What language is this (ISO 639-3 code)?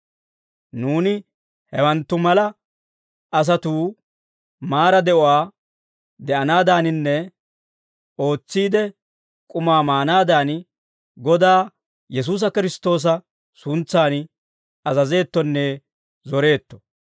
dwr